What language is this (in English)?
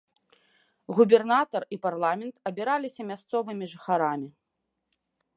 Belarusian